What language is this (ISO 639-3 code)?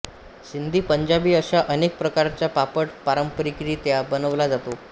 mar